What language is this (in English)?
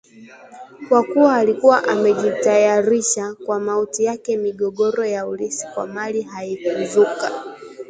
Swahili